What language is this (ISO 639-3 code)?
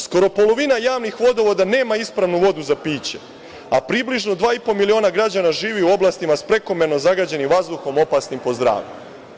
srp